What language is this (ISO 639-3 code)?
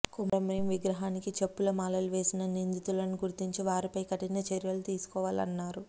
tel